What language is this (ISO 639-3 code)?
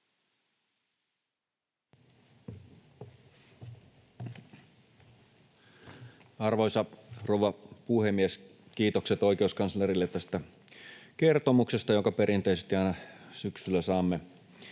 fin